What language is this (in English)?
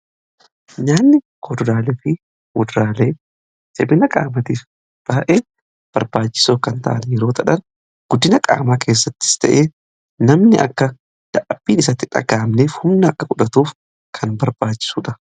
Oromo